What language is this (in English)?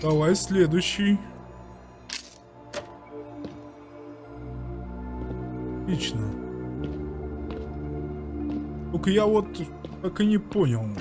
Russian